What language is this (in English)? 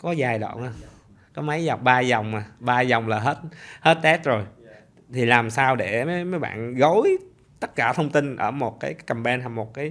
Vietnamese